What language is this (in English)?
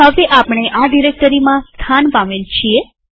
Gujarati